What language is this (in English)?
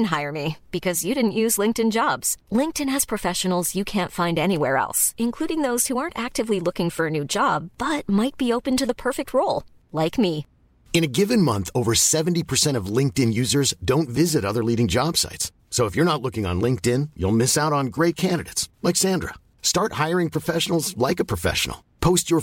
Filipino